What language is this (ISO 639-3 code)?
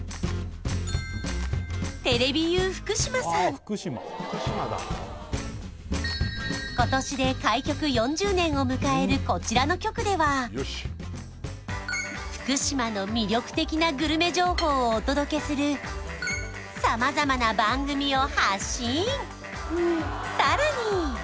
jpn